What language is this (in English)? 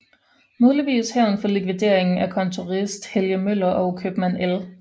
Danish